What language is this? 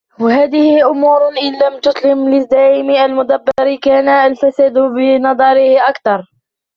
Arabic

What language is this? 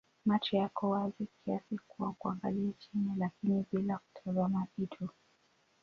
Swahili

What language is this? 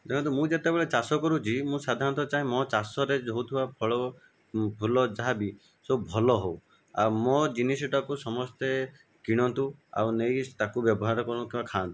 Odia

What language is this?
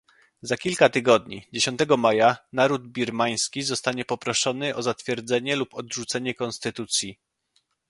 Polish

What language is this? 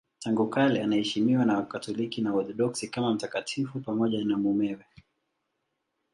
Swahili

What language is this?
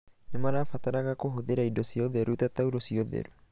Kikuyu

